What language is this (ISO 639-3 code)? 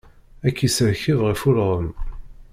kab